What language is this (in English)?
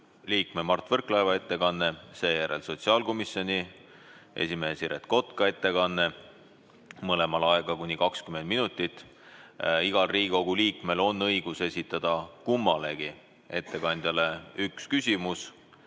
Estonian